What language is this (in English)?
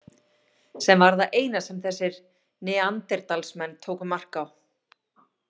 Icelandic